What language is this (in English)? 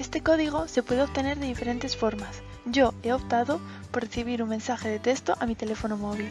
Spanish